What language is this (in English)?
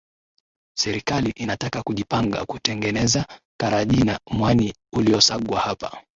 Swahili